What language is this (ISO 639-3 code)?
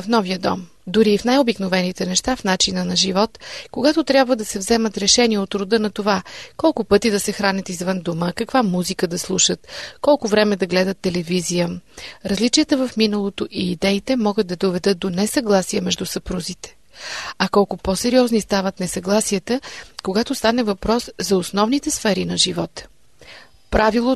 bul